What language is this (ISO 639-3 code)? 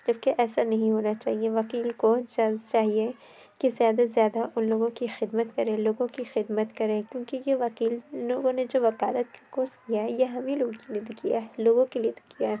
urd